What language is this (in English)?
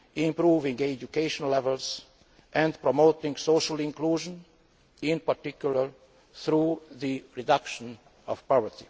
English